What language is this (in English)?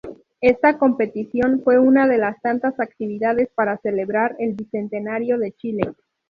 Spanish